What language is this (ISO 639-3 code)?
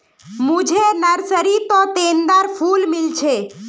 mag